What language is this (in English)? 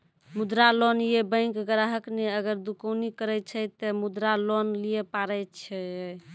Maithili